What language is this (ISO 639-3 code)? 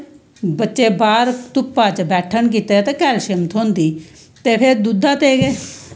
doi